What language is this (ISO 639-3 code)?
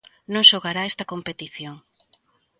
glg